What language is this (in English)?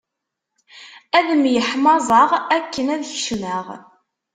Kabyle